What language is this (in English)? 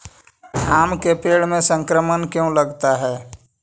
Magahi